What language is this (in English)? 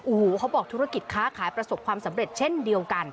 Thai